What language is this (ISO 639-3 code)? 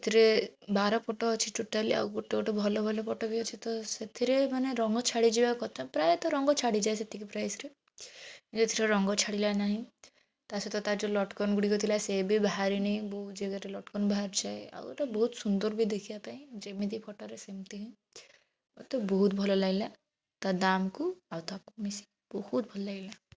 ori